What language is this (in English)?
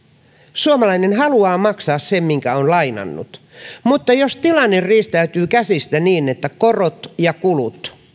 Finnish